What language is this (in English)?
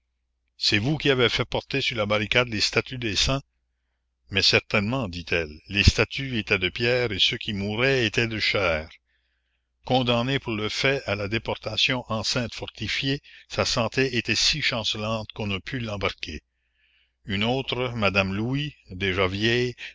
French